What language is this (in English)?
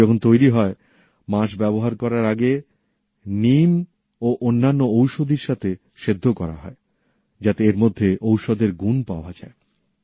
Bangla